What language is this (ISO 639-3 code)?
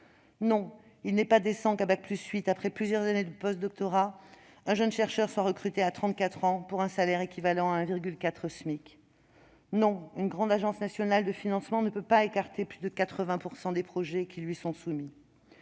fra